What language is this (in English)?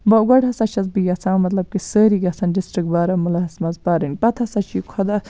Kashmiri